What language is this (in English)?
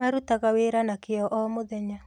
Kikuyu